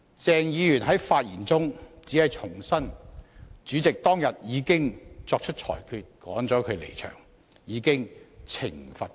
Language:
Cantonese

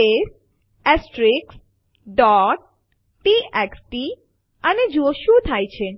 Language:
Gujarati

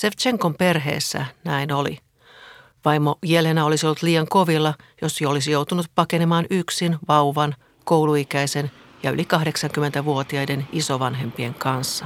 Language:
Finnish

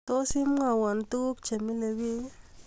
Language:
Kalenjin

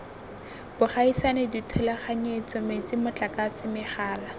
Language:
Tswana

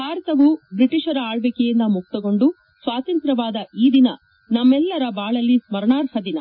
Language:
Kannada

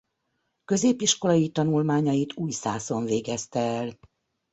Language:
Hungarian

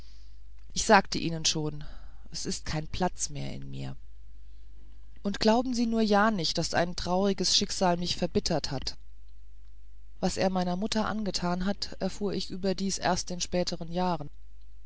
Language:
German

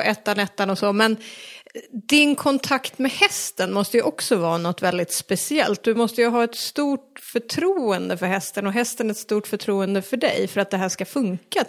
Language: Swedish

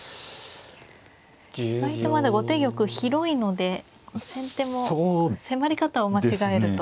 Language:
Japanese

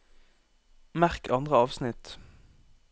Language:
Norwegian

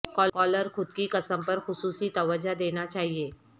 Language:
Urdu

